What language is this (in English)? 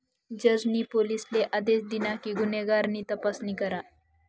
Marathi